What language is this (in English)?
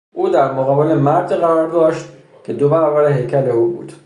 Persian